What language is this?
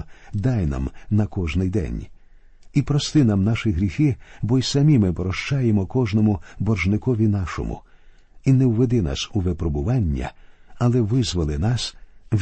Ukrainian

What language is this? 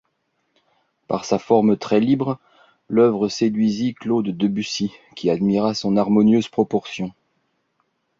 French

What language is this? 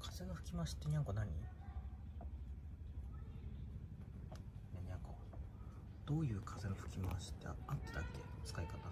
Japanese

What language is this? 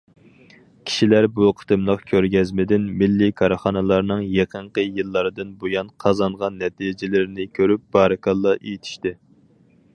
Uyghur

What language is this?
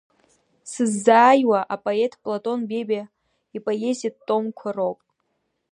Abkhazian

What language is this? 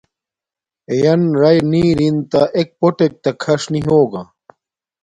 Domaaki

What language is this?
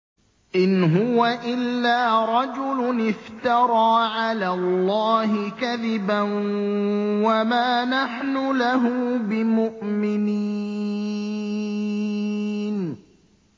Arabic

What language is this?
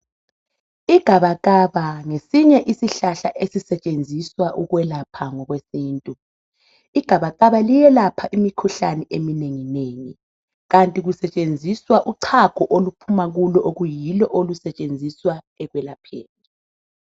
North Ndebele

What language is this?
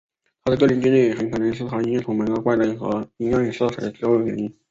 Chinese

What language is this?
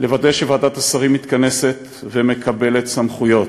Hebrew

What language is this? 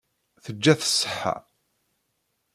Kabyle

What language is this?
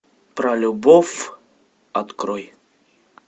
Russian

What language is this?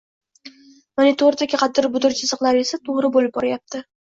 Uzbek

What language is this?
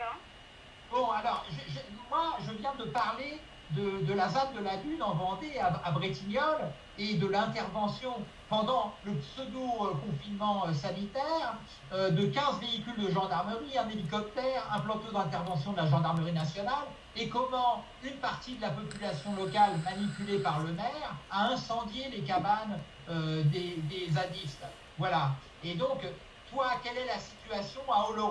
French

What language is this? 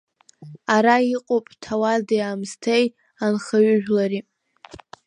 Abkhazian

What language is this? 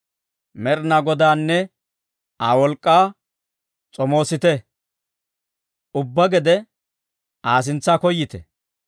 Dawro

